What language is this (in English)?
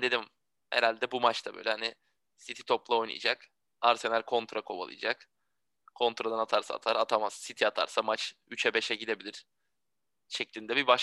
Turkish